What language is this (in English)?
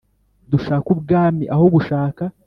Kinyarwanda